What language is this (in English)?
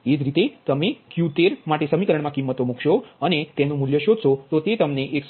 Gujarati